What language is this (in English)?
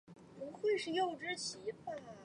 Chinese